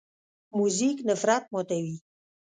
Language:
Pashto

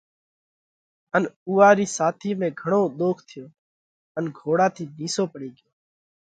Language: Parkari Koli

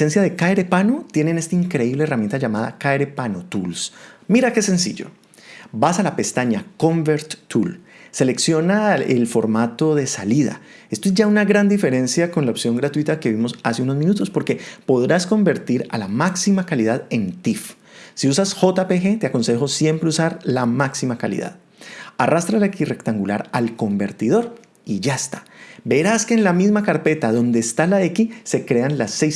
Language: Spanish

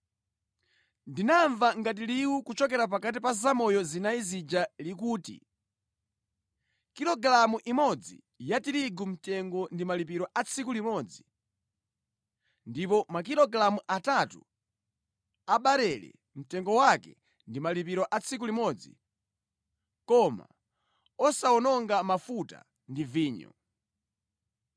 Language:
Nyanja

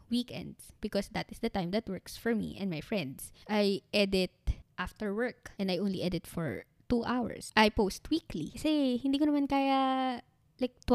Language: Filipino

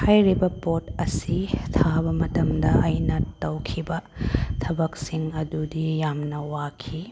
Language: Manipuri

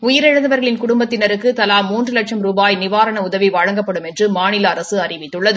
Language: Tamil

